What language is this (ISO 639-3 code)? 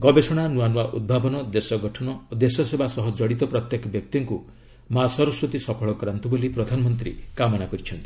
ori